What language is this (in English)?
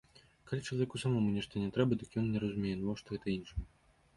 Belarusian